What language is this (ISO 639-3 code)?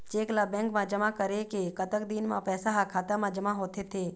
hne